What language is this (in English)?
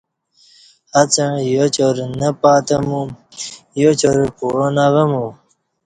Kati